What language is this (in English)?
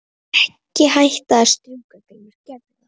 Icelandic